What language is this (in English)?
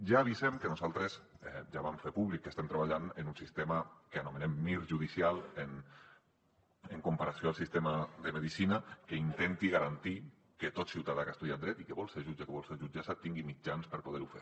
Catalan